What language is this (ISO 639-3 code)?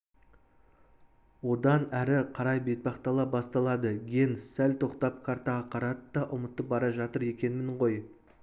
kaz